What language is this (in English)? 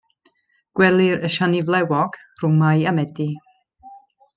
Welsh